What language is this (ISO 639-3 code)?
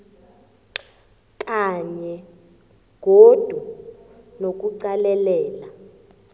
nbl